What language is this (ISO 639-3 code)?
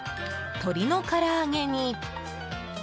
jpn